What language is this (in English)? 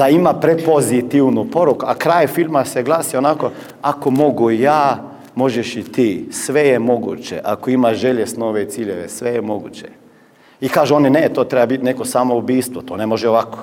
Croatian